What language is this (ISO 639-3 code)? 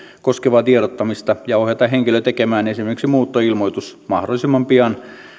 fin